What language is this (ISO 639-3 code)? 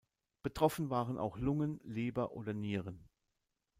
deu